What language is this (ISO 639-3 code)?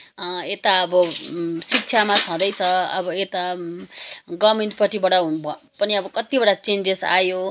nep